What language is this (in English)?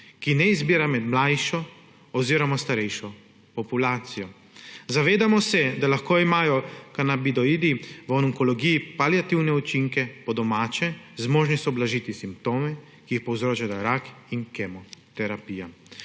Slovenian